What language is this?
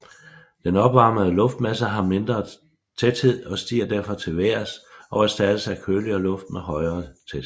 Danish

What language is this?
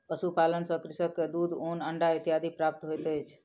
Maithili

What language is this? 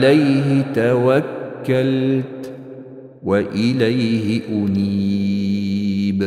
Arabic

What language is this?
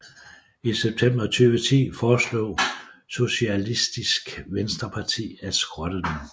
Danish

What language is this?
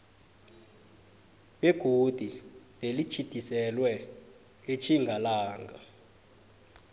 South Ndebele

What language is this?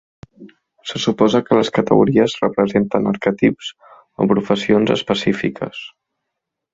Catalan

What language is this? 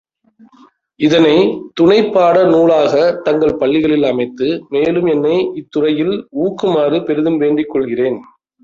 Tamil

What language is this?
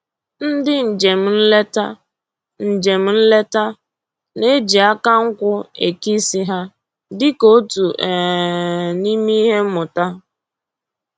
Igbo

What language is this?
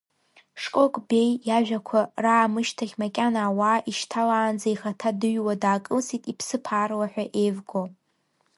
Abkhazian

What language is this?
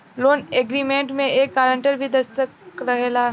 Bhojpuri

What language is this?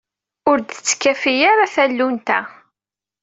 Kabyle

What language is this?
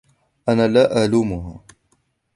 Arabic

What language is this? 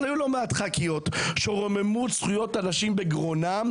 Hebrew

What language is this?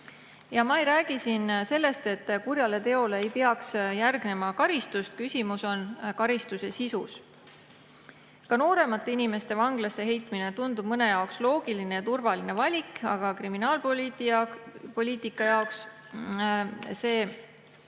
Estonian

